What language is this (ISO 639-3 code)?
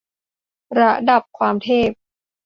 tha